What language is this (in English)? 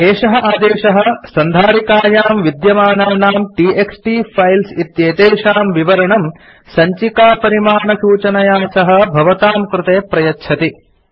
Sanskrit